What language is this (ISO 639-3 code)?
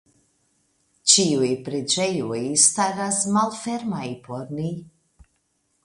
epo